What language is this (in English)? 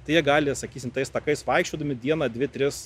Lithuanian